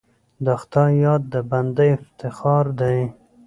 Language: Pashto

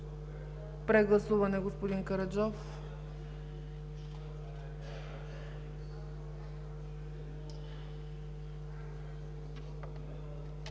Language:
Bulgarian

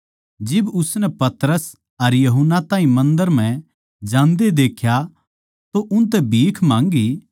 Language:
Haryanvi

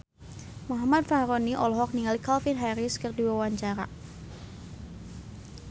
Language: Sundanese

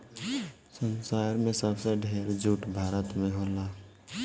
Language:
Bhojpuri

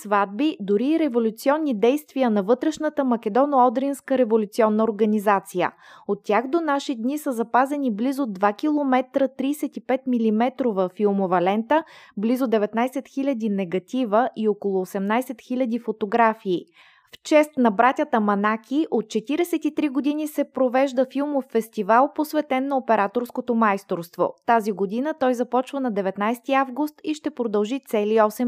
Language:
Bulgarian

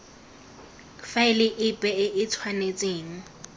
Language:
Tswana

